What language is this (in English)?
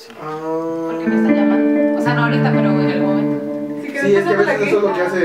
Spanish